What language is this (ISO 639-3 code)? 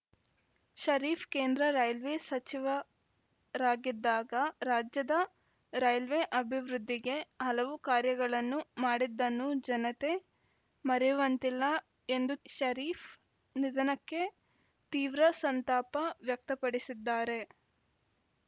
kan